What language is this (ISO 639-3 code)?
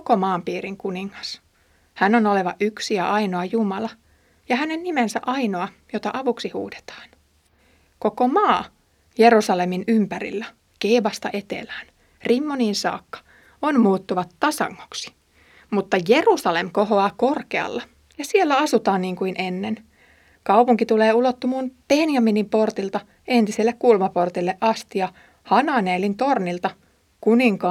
fin